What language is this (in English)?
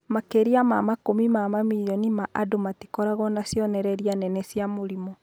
Kikuyu